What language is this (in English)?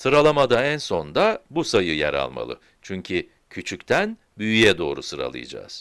Turkish